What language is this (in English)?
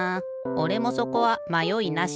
Japanese